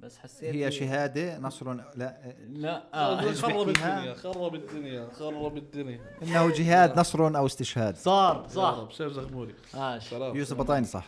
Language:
Arabic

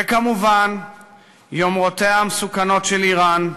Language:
Hebrew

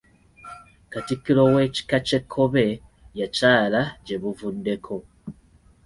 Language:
Ganda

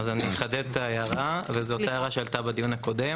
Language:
Hebrew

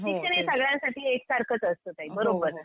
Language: Marathi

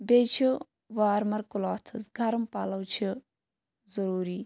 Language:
Kashmiri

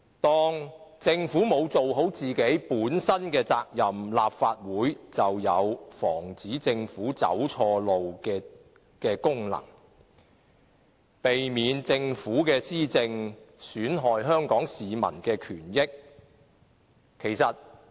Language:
Cantonese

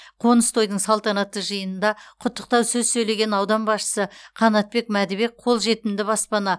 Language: Kazakh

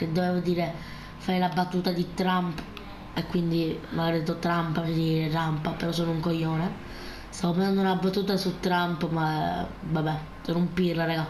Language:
Italian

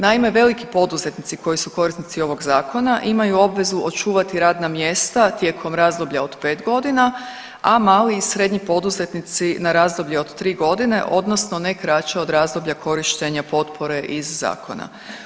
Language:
Croatian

